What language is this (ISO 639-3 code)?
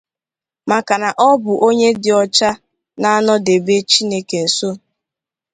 ibo